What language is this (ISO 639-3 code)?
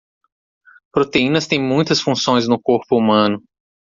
por